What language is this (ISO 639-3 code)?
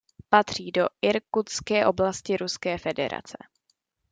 ces